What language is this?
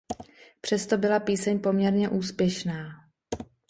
Czech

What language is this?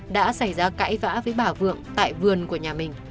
Vietnamese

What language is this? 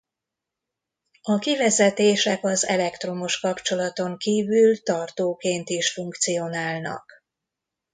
Hungarian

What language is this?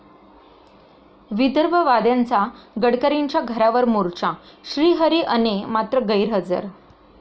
Marathi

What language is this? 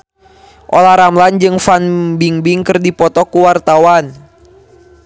Sundanese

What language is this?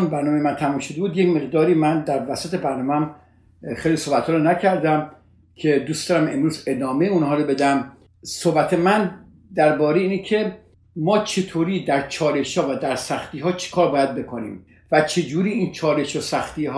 Persian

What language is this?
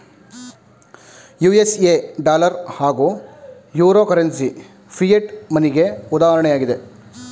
Kannada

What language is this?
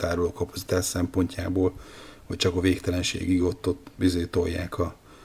Hungarian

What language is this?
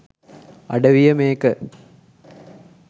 Sinhala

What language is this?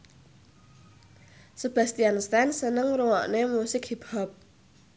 Javanese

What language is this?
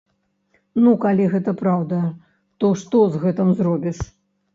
Belarusian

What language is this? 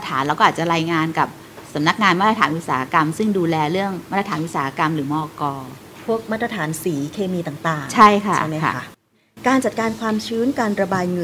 Thai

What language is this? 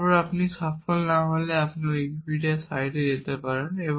Bangla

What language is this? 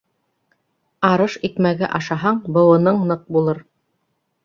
Bashkir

